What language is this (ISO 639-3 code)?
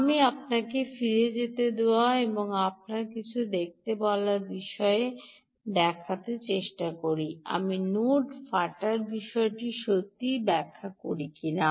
ben